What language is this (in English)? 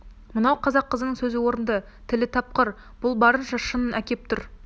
Kazakh